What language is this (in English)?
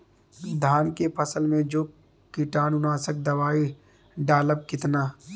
Bhojpuri